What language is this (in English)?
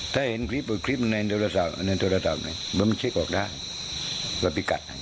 Thai